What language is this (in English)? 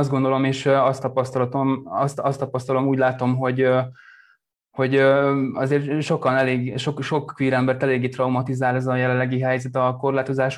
Hungarian